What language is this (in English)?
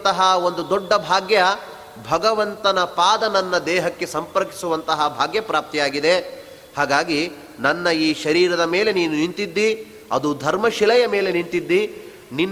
Kannada